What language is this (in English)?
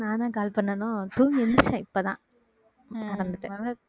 Tamil